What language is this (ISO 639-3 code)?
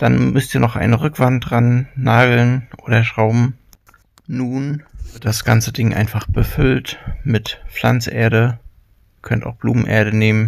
deu